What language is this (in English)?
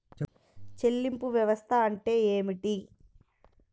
Telugu